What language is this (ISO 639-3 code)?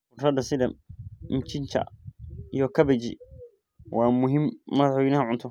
som